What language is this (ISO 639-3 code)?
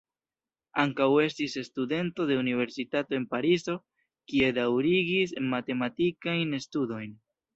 epo